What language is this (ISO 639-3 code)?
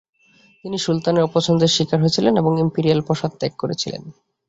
ben